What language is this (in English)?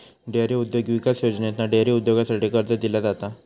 Marathi